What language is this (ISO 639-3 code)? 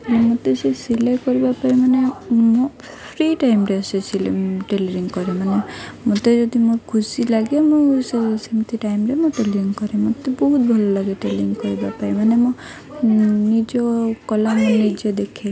ori